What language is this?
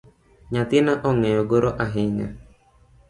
Luo (Kenya and Tanzania)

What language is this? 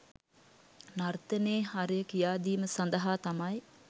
Sinhala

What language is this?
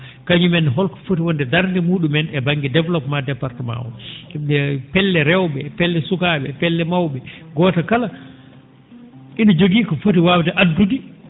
Fula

